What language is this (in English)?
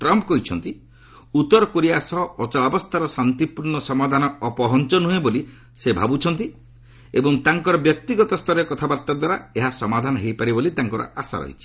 Odia